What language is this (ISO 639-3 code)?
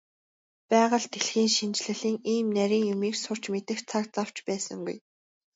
mon